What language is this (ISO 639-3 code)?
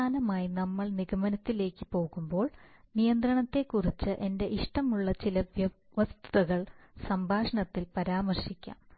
mal